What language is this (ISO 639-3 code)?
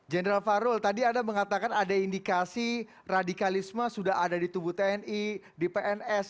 ind